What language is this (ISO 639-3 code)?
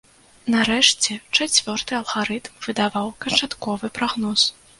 bel